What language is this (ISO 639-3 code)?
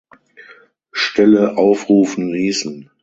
deu